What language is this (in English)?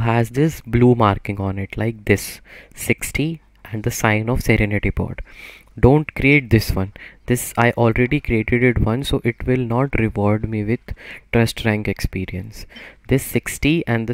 English